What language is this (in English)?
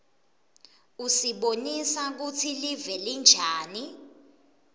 Swati